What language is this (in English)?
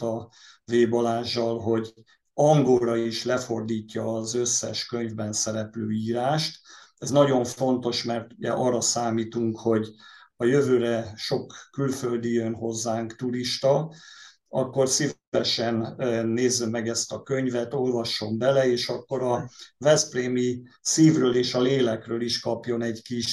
Hungarian